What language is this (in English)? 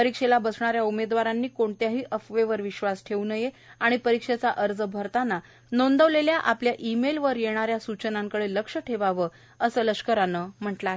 Marathi